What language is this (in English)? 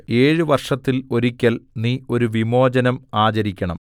Malayalam